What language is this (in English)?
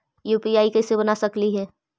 Magahi